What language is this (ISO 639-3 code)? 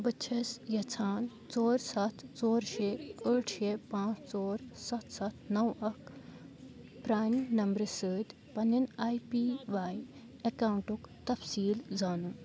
kas